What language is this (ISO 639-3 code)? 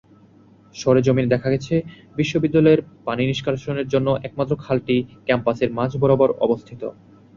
ben